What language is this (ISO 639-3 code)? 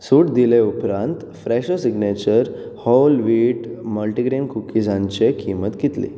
kok